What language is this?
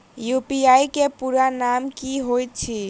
Maithili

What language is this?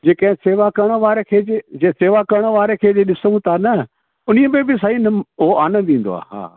Sindhi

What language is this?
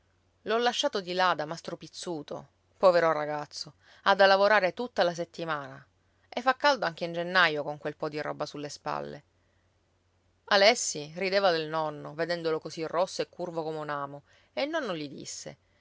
Italian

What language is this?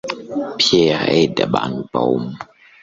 Kinyarwanda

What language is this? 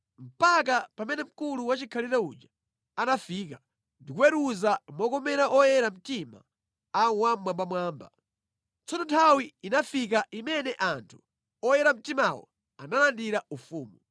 Nyanja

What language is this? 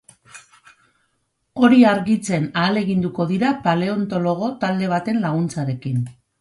Basque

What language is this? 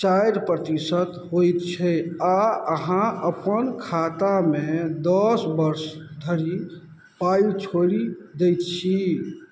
Maithili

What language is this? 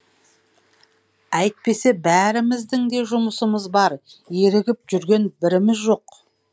Kazakh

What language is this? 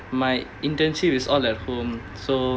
English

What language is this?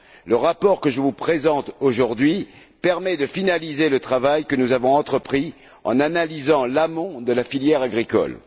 French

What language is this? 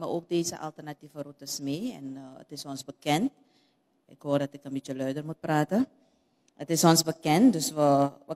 Dutch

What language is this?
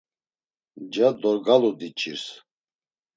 Laz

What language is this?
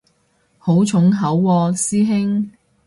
Cantonese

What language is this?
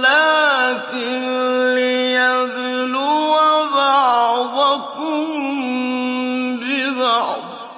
Arabic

